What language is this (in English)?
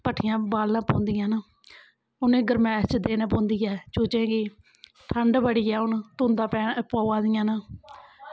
Dogri